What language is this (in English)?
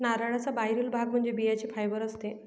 Marathi